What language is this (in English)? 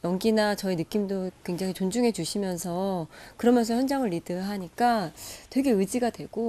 Korean